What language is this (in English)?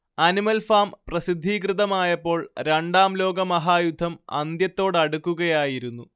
Malayalam